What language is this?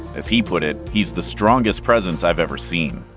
English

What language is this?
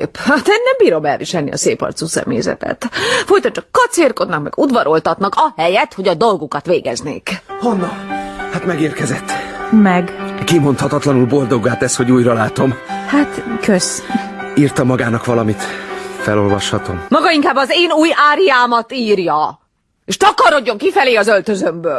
Hungarian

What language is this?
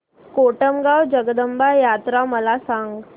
Marathi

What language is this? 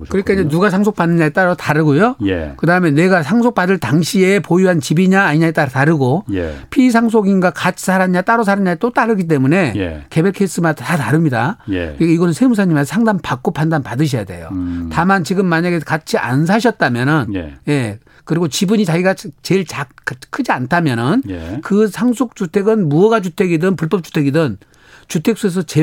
Korean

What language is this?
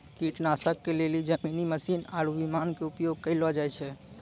Maithili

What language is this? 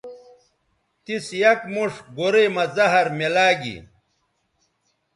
Bateri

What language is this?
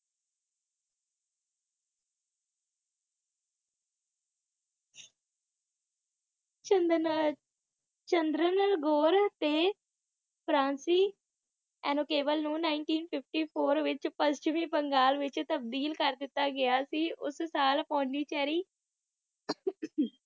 Punjabi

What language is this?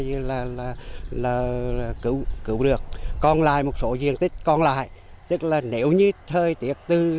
Vietnamese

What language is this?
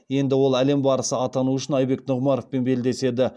Kazakh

